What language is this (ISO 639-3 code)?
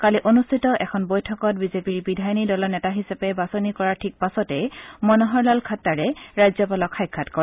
asm